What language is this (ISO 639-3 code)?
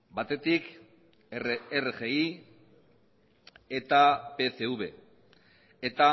eus